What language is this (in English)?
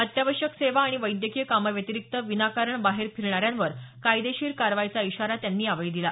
Marathi